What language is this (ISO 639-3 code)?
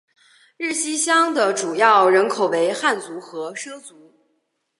zho